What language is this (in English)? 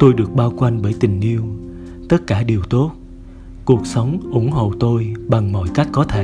Vietnamese